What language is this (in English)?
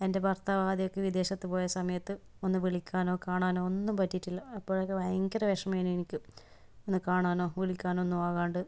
Malayalam